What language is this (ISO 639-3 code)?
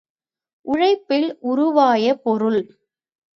tam